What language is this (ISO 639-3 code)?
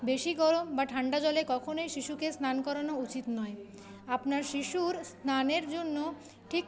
ben